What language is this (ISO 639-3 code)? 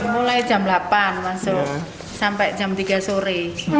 ind